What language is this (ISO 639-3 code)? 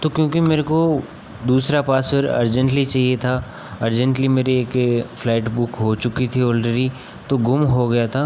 hin